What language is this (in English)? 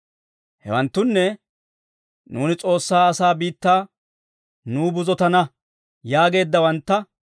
Dawro